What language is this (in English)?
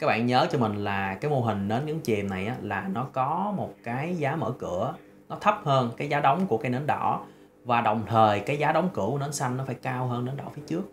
Vietnamese